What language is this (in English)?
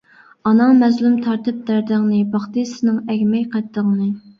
Uyghur